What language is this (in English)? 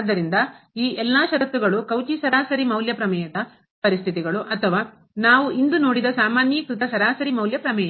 Kannada